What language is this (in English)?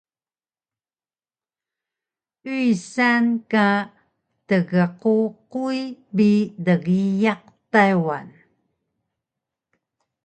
Taroko